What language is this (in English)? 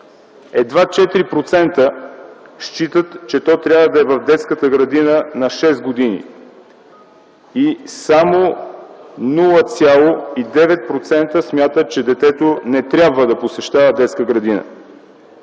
Bulgarian